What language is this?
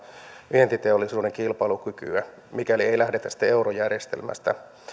Finnish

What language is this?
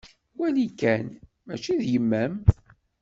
Kabyle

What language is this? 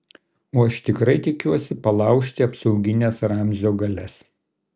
Lithuanian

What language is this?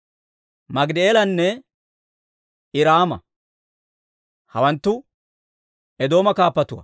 Dawro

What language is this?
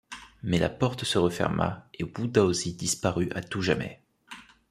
French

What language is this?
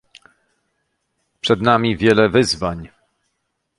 Polish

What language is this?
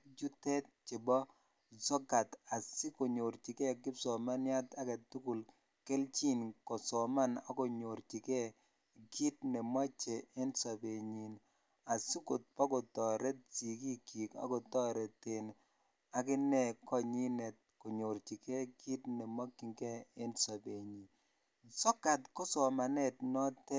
Kalenjin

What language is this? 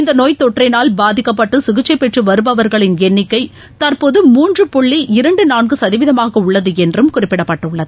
Tamil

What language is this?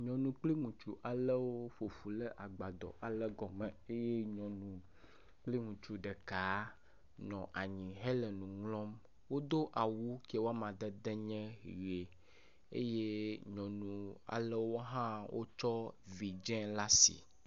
Ewe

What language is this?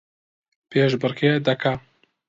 Central Kurdish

